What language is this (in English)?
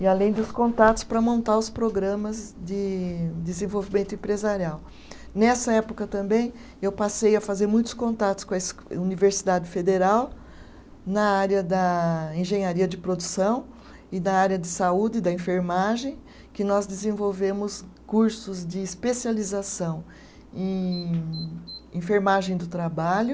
Portuguese